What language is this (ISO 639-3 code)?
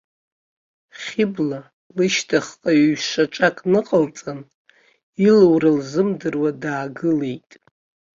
abk